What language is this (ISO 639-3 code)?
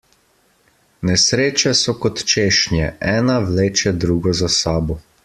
slv